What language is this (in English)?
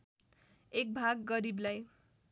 Nepali